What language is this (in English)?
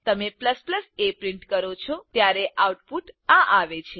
Gujarati